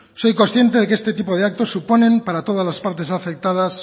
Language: Spanish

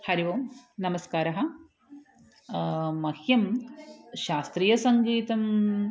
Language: Sanskrit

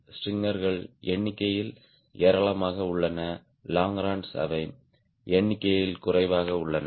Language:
Tamil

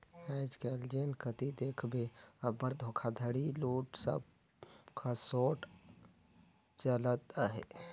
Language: Chhattisgarhi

